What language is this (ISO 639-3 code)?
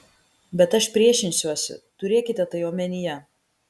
lit